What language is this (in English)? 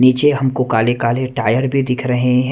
Hindi